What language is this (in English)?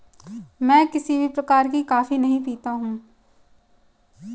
Hindi